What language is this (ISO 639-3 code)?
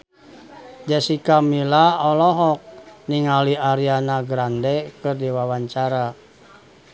sun